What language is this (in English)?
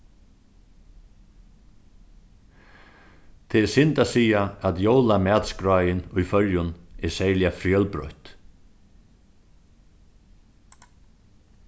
Faroese